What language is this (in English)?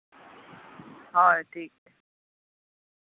Santali